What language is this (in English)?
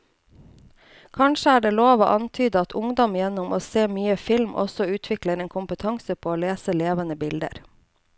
Norwegian